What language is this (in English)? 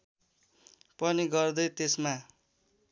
Nepali